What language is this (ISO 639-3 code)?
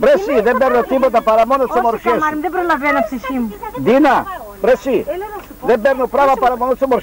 ell